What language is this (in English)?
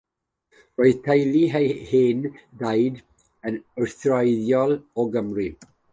Welsh